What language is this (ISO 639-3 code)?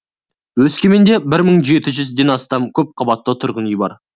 kaz